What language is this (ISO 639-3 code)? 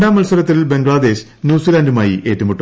mal